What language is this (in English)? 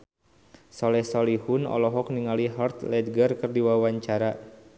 Sundanese